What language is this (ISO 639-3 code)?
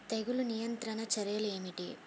tel